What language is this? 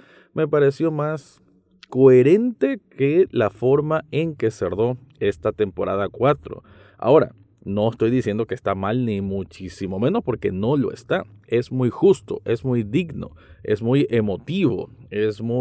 Spanish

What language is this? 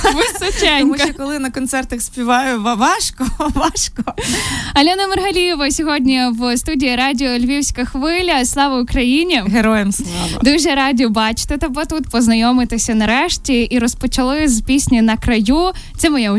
Ukrainian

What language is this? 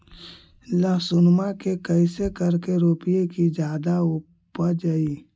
Magahi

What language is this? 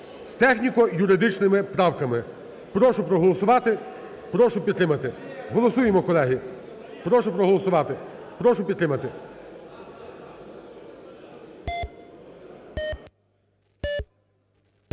Ukrainian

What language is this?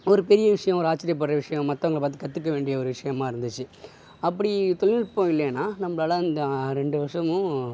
Tamil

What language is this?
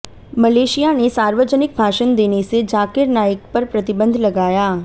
Hindi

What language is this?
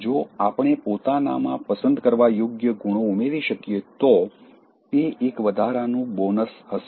Gujarati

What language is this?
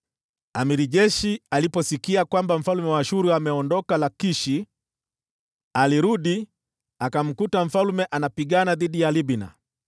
Swahili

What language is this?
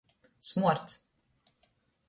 Latgalian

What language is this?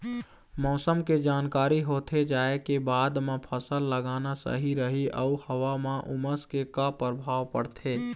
Chhattisgarhi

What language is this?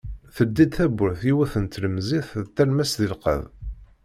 Kabyle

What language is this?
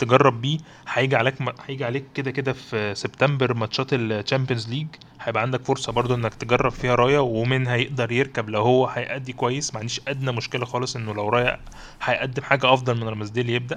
Arabic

